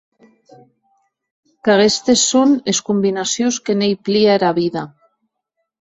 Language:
Occitan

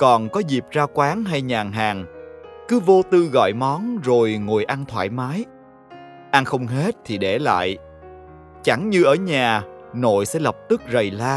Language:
Vietnamese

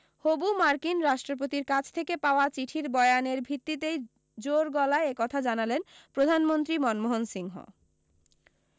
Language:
Bangla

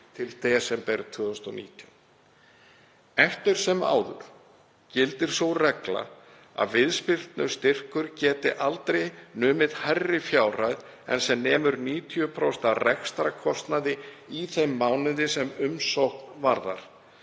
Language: Icelandic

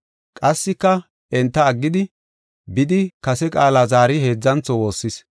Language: Gofa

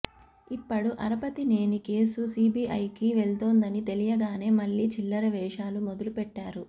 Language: Telugu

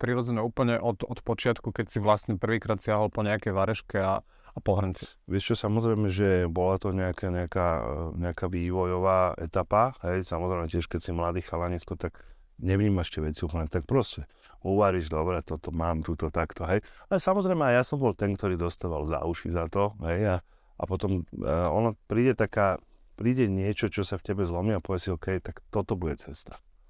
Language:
Slovak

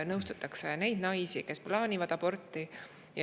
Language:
Estonian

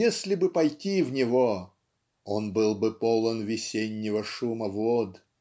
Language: Russian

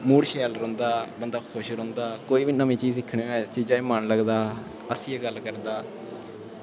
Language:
Dogri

